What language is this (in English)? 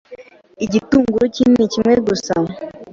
Kinyarwanda